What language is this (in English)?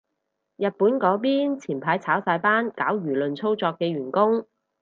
Cantonese